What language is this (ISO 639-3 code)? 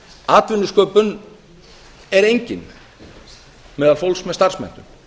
isl